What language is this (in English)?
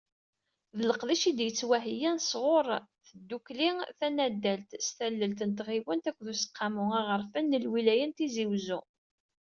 Kabyle